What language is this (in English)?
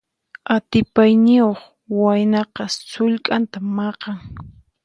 Puno Quechua